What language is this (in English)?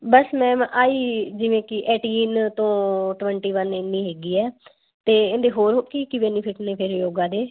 Punjabi